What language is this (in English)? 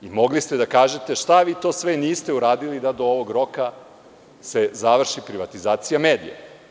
Serbian